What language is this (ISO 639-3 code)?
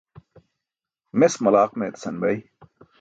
bsk